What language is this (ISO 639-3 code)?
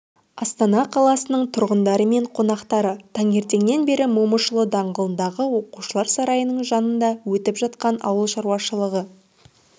kaz